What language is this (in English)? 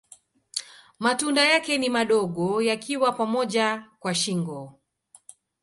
Swahili